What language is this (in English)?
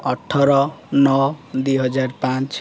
Odia